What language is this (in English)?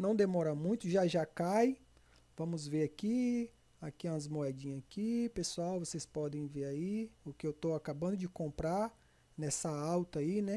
Portuguese